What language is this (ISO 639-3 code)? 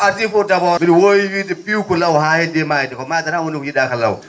ful